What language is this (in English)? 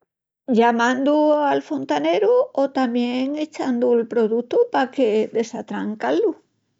Extremaduran